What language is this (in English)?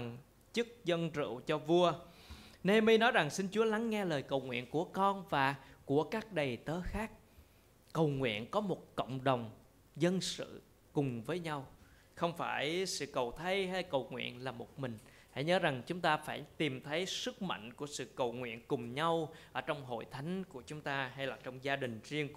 Vietnamese